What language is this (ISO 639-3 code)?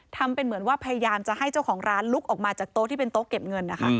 tha